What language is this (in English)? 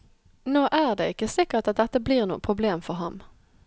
Norwegian